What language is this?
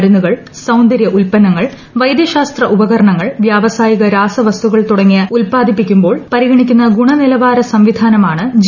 Malayalam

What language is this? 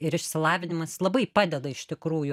Lithuanian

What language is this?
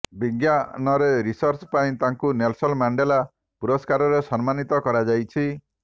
Odia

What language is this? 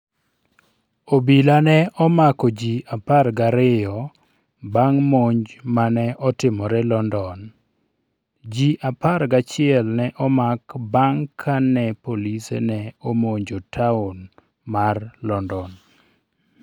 Luo (Kenya and Tanzania)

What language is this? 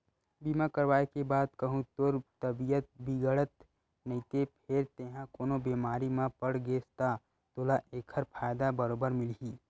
Chhattisgarhi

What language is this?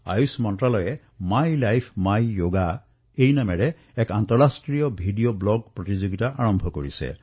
Assamese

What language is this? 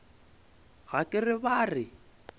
Northern Sotho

